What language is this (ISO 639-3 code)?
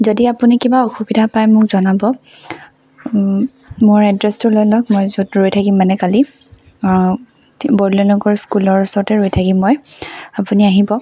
asm